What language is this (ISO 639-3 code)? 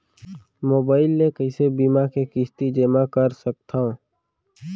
hne